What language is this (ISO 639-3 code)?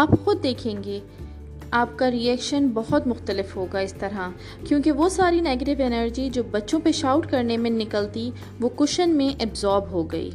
urd